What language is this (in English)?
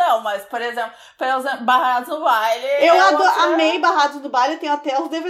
Portuguese